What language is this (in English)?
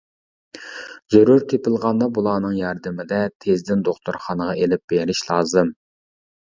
Uyghur